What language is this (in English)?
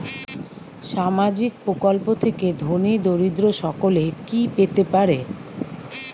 Bangla